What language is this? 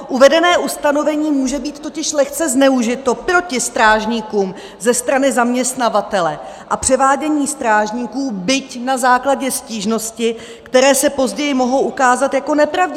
Czech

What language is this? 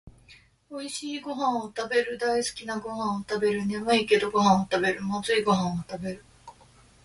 Japanese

